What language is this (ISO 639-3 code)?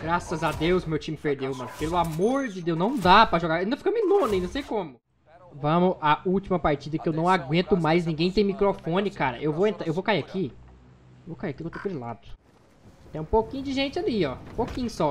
por